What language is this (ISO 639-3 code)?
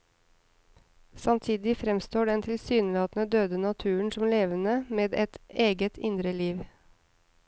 nor